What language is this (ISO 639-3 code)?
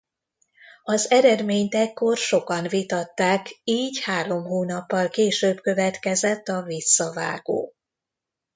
hun